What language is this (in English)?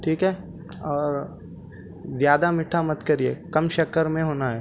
Urdu